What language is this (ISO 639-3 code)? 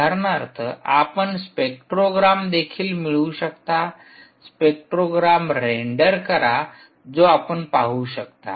mar